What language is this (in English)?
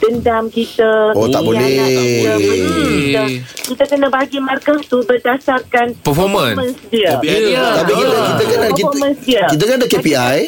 Malay